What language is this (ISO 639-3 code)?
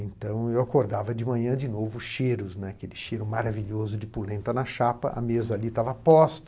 por